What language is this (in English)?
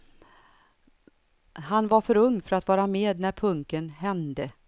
Swedish